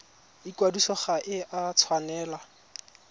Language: Tswana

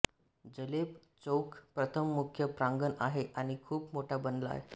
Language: Marathi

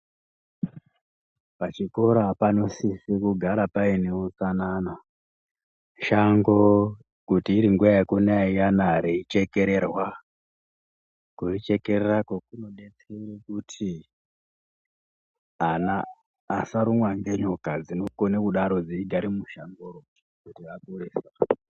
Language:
Ndau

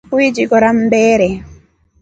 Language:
Rombo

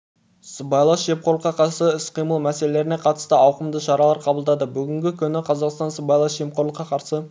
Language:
Kazakh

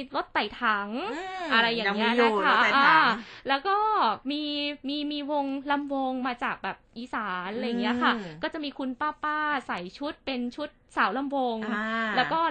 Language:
Thai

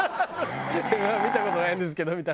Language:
Japanese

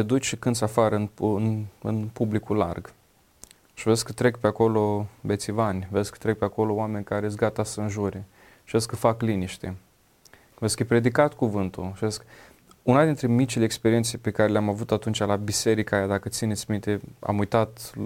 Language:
Romanian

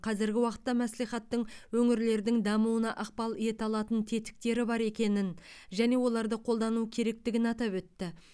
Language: Kazakh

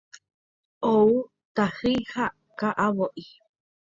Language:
Guarani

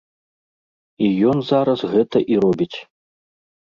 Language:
Belarusian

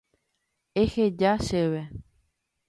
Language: Guarani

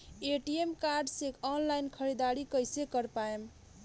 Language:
Bhojpuri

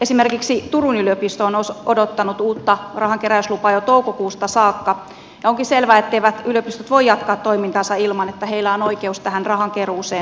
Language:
Finnish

